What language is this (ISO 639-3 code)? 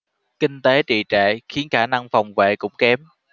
vie